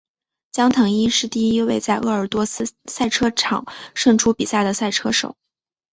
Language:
Chinese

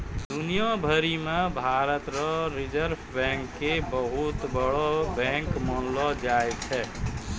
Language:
Maithili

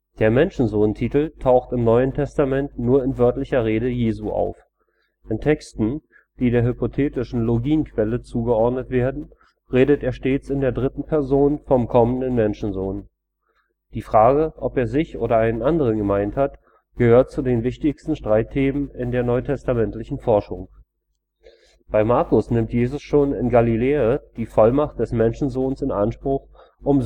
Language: German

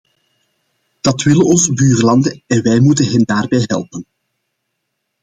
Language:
Dutch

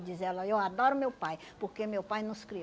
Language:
Portuguese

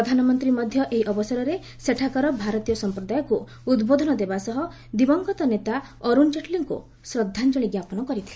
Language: Odia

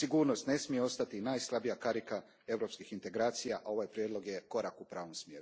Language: Croatian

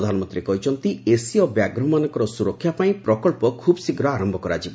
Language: Odia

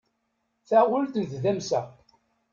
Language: Kabyle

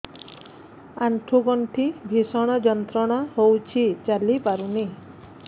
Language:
Odia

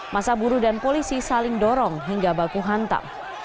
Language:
Indonesian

